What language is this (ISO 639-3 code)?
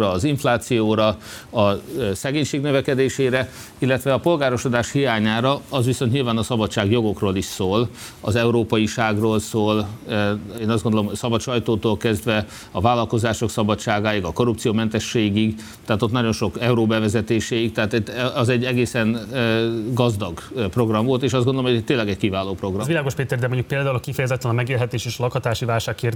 hun